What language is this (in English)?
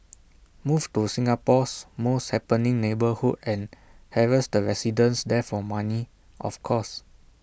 English